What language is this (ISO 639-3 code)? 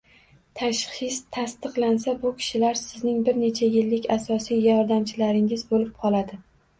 uzb